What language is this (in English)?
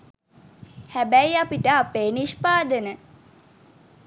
Sinhala